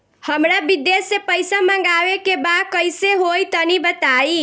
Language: Bhojpuri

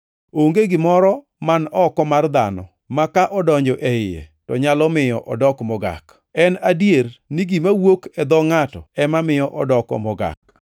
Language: Luo (Kenya and Tanzania)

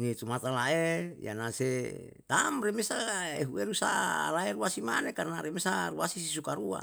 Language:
Yalahatan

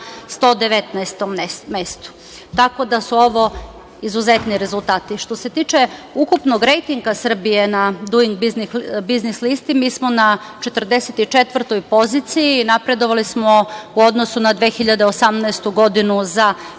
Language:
Serbian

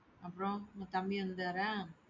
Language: Tamil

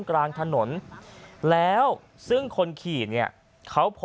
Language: Thai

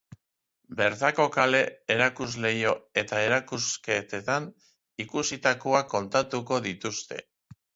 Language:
Basque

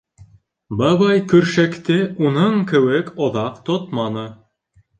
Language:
Bashkir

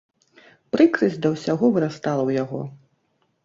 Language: Belarusian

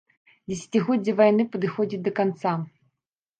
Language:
Belarusian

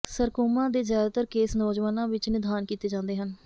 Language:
Punjabi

